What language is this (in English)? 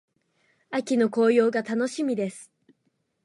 Japanese